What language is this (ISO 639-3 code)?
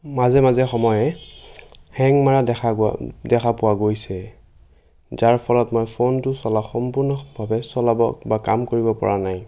asm